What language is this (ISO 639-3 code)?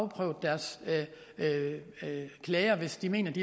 dan